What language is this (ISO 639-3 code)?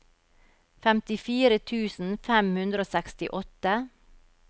nor